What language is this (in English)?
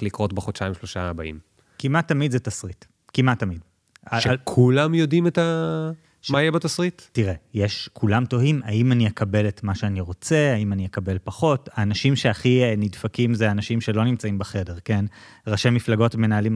Hebrew